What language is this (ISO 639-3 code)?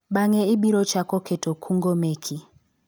luo